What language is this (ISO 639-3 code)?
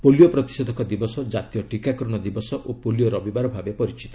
ori